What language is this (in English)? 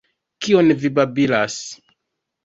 Esperanto